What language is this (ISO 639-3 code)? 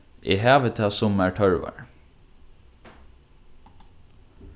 fao